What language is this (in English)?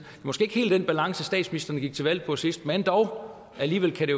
Danish